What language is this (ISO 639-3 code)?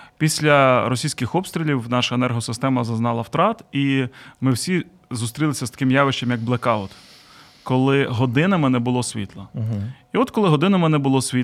ukr